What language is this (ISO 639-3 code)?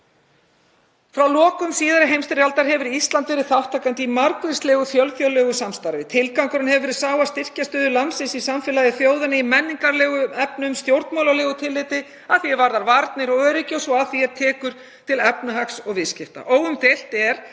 isl